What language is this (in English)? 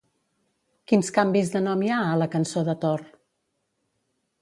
Catalan